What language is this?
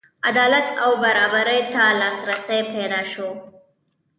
Pashto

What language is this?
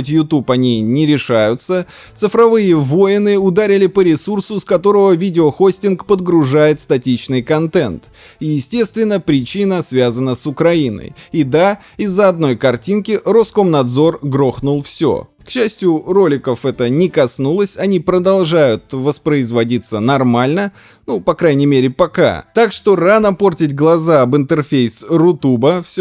Russian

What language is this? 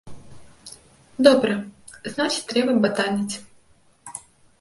Belarusian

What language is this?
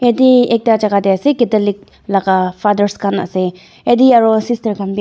Naga Pidgin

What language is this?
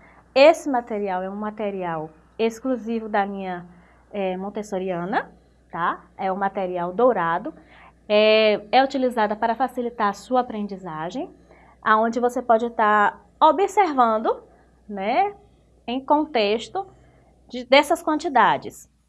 Portuguese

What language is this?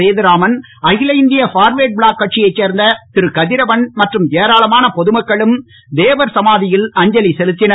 Tamil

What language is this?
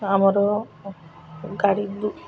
Odia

